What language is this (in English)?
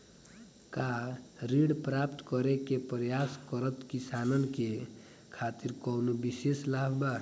Bhojpuri